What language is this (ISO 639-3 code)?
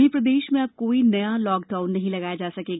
hin